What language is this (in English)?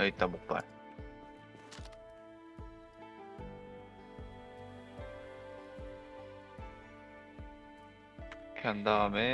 Korean